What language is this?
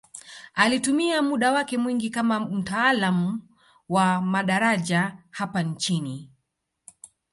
Swahili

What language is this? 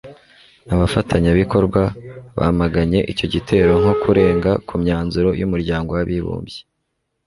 Kinyarwanda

